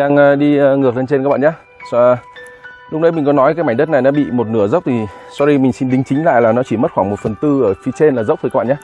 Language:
Vietnamese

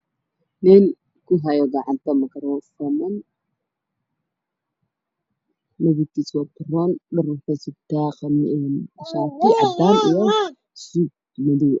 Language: Somali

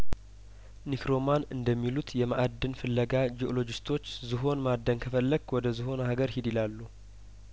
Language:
Amharic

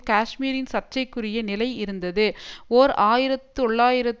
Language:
Tamil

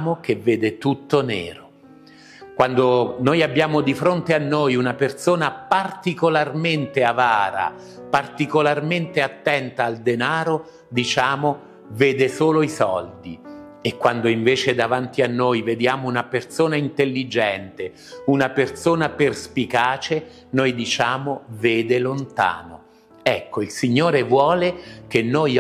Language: Italian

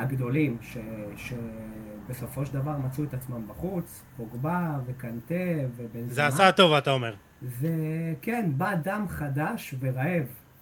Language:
Hebrew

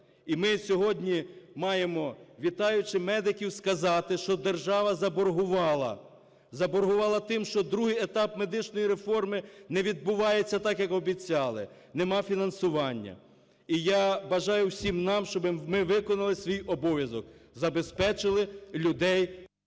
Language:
Ukrainian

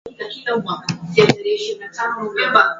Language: Swahili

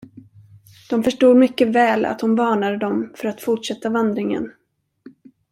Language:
Swedish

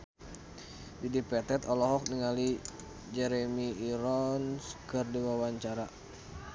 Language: Sundanese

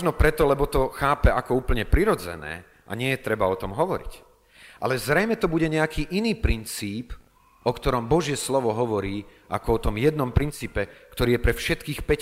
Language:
Slovak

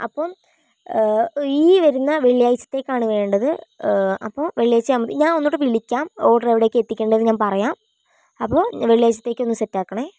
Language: Malayalam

